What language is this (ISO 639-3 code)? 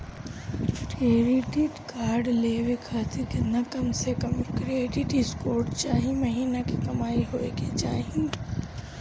bho